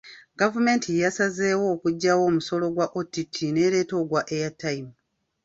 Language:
Ganda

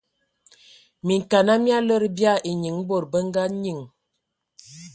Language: Ewondo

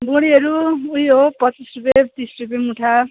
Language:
Nepali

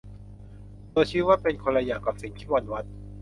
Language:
Thai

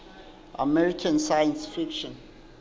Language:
Southern Sotho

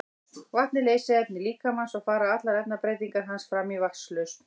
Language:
Icelandic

